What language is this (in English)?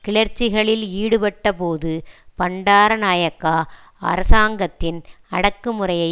Tamil